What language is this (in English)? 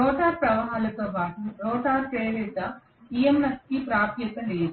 Telugu